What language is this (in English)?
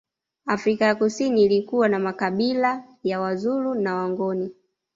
Swahili